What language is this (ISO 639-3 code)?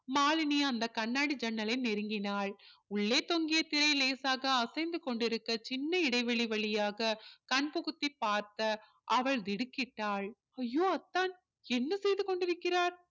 tam